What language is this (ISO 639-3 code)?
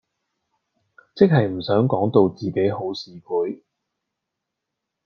yue